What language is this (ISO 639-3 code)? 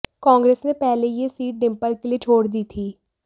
hin